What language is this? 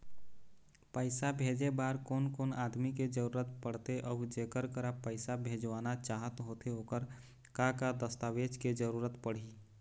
Chhattisgarhi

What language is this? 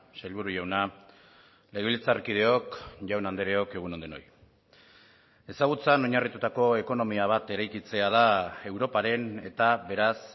Basque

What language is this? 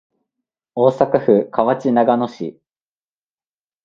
Japanese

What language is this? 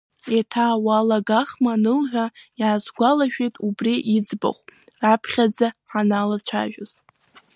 Abkhazian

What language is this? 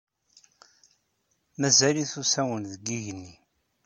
Kabyle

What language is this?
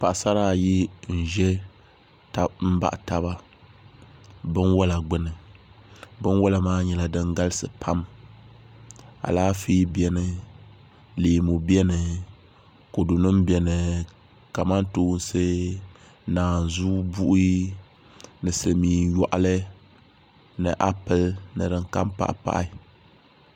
Dagbani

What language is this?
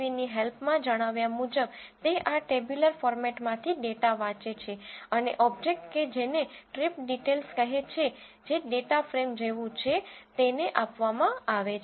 Gujarati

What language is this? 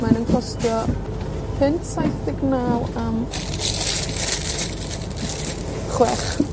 Welsh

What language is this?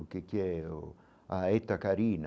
Portuguese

